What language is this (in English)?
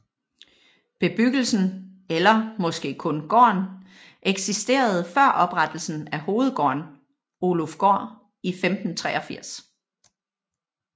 Danish